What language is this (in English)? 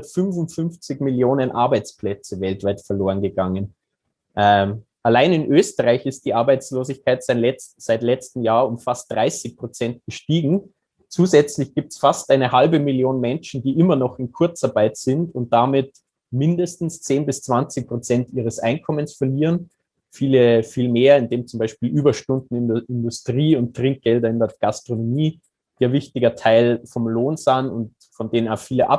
German